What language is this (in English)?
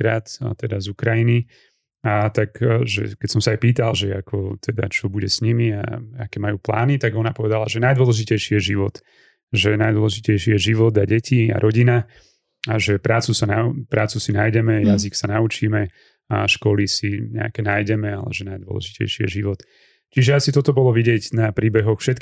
Slovak